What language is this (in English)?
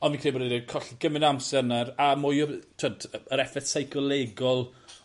Welsh